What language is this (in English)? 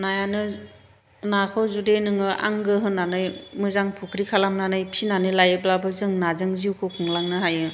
Bodo